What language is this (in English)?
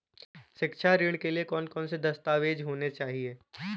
Hindi